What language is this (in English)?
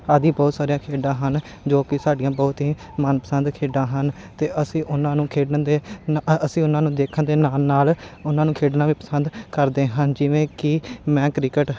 Punjabi